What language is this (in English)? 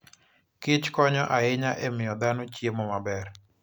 Luo (Kenya and Tanzania)